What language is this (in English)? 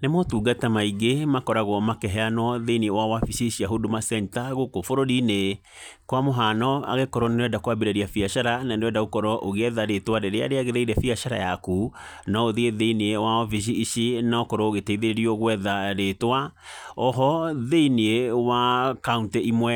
Kikuyu